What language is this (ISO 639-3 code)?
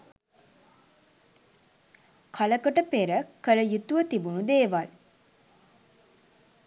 sin